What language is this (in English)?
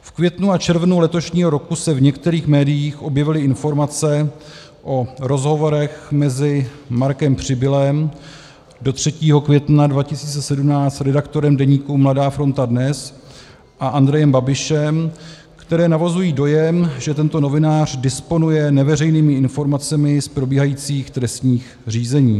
Czech